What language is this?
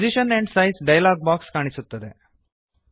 Kannada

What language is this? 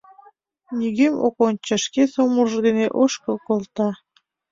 Mari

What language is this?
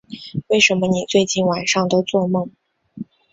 Chinese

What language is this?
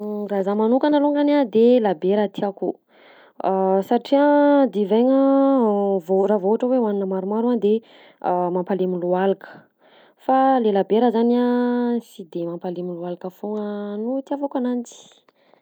Southern Betsimisaraka Malagasy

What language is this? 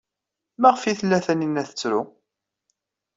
Kabyle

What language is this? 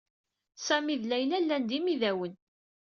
Kabyle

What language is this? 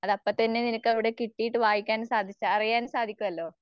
Malayalam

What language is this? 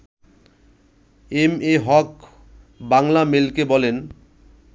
Bangla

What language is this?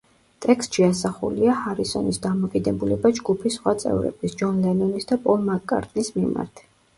Georgian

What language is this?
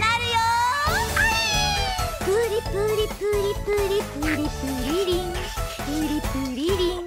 Japanese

